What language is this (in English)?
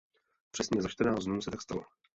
Czech